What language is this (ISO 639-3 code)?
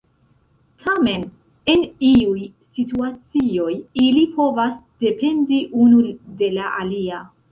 epo